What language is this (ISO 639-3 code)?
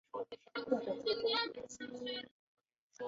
zho